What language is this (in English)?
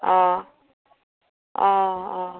Assamese